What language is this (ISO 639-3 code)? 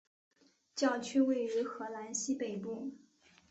zho